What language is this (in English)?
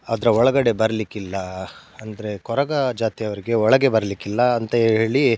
Kannada